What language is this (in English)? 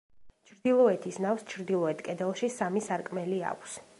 Georgian